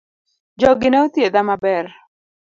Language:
Luo (Kenya and Tanzania)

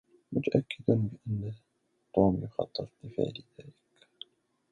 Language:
Arabic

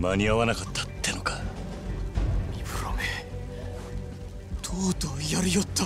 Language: Japanese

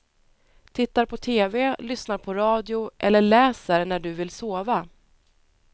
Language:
Swedish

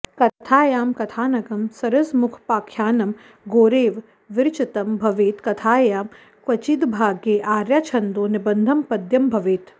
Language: Sanskrit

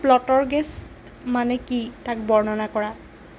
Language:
Assamese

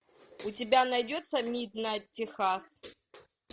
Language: Russian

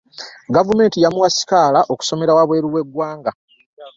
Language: Ganda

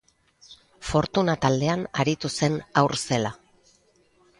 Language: Basque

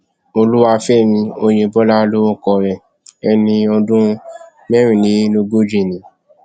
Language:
Yoruba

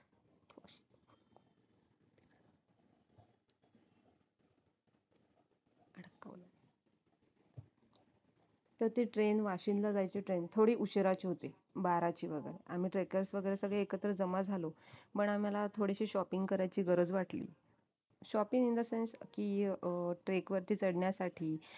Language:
Marathi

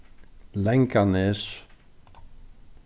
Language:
Faroese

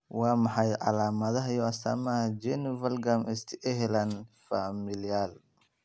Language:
Somali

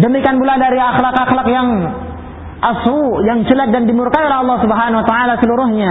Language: Filipino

